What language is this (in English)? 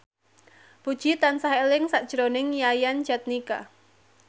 Javanese